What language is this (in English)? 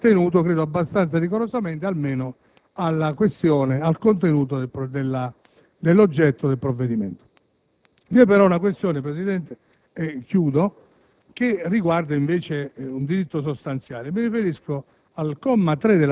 Italian